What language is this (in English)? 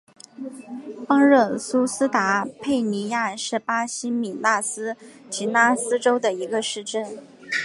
Chinese